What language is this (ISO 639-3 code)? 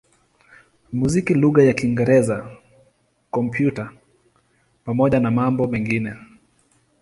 swa